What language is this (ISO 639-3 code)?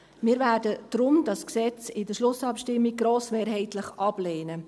gsw